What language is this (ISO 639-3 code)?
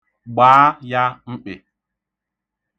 ibo